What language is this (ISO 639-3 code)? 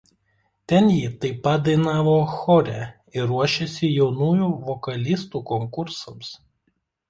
lit